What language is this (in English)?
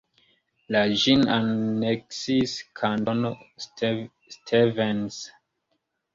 Esperanto